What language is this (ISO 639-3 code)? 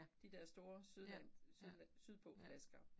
dan